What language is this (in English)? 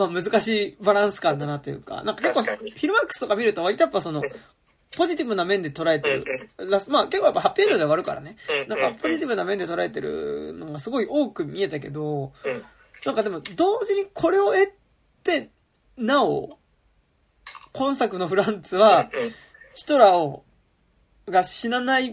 Japanese